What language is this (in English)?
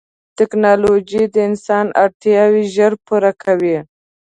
Pashto